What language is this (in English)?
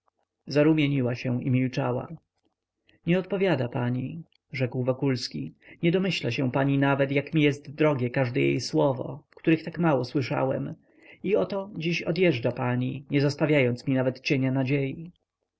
Polish